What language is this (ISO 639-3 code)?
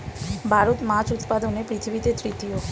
ben